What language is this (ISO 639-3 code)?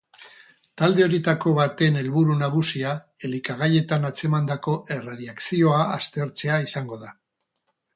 eus